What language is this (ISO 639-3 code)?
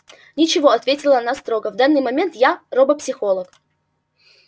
rus